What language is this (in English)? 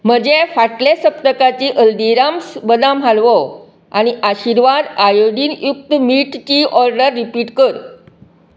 Konkani